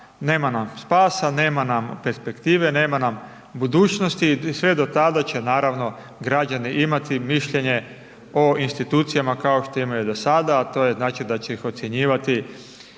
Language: Croatian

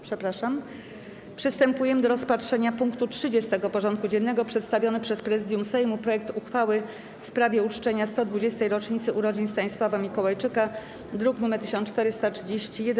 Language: Polish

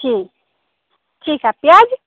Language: Hindi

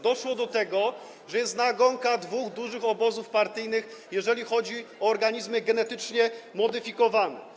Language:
Polish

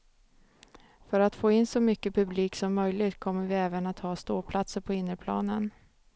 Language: Swedish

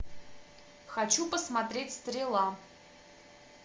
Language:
Russian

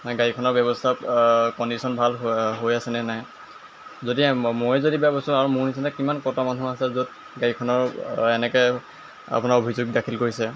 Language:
Assamese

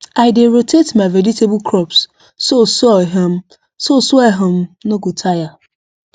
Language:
Nigerian Pidgin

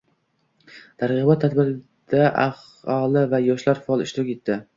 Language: Uzbek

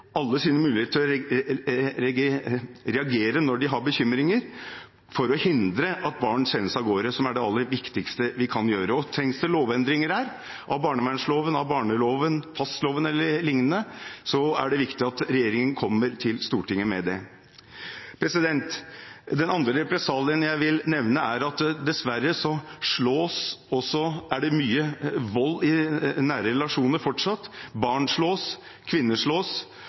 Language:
Norwegian Bokmål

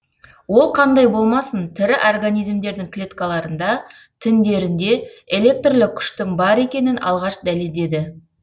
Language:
Kazakh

